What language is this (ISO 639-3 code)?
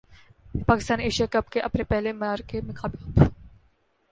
urd